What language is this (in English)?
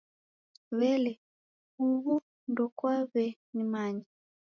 Taita